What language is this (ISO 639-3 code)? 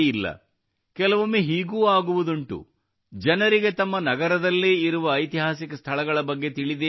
kan